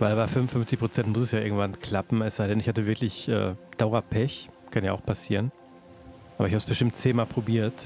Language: German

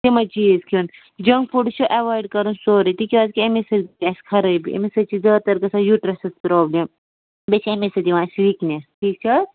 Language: Kashmiri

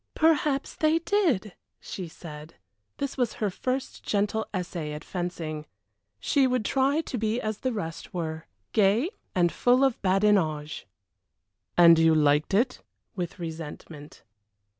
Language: English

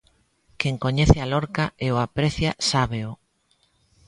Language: Galician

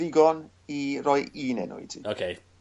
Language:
Welsh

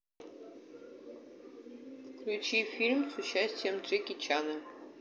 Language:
Russian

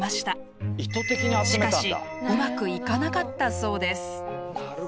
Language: Japanese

